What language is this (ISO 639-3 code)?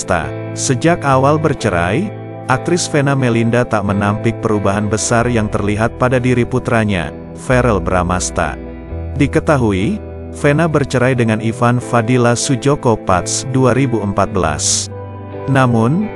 ind